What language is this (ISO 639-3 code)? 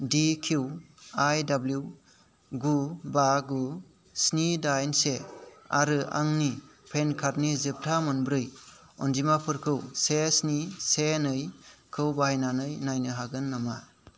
brx